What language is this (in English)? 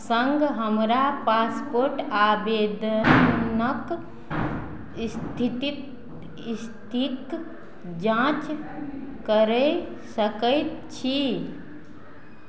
Maithili